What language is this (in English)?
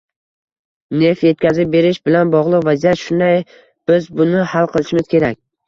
Uzbek